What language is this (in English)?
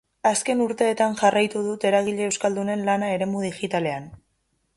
Basque